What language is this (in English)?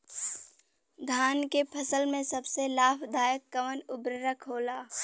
Bhojpuri